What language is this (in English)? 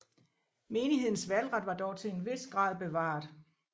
Danish